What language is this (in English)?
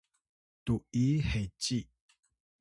Atayal